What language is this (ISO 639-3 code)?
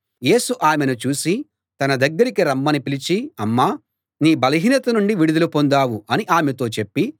tel